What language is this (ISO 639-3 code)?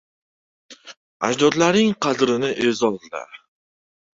uzb